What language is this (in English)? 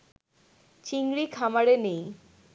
Bangla